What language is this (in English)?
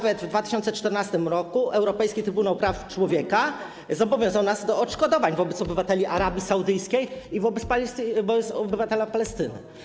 Polish